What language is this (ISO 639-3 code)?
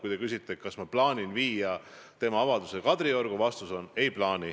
est